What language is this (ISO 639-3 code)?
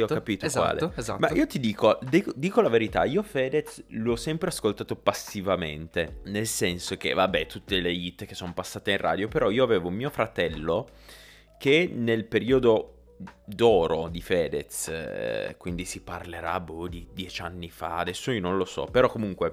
ita